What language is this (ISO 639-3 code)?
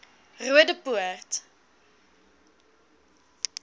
afr